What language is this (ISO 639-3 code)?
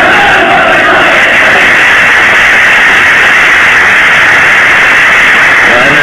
ara